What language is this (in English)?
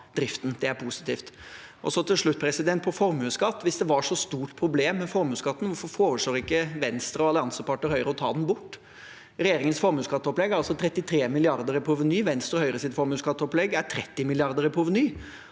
Norwegian